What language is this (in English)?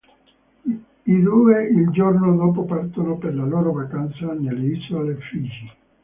Italian